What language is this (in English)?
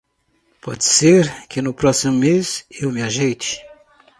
Portuguese